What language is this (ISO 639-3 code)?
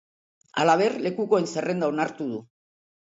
eus